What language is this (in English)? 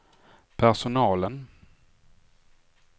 Swedish